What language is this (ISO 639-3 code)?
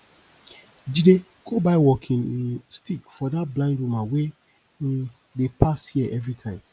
pcm